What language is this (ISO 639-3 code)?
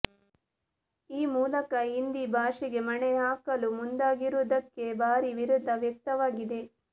kan